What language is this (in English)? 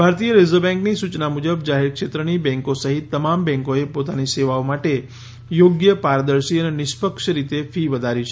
Gujarati